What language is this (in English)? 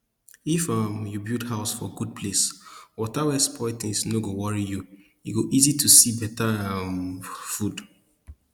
Nigerian Pidgin